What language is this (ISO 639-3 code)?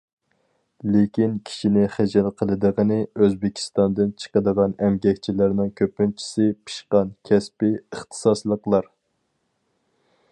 uig